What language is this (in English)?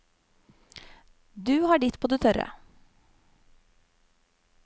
Norwegian